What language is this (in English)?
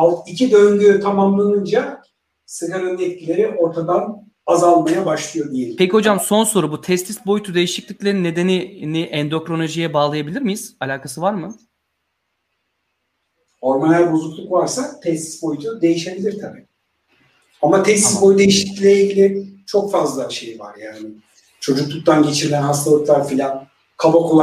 Turkish